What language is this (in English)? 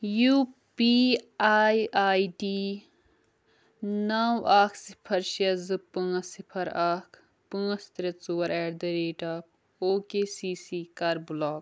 Kashmiri